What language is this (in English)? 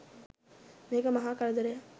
Sinhala